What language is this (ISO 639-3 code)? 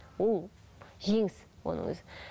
kaz